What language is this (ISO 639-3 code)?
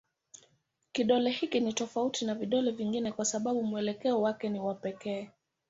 swa